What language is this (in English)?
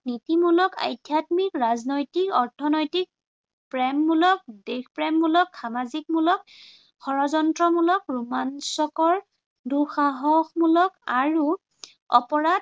Assamese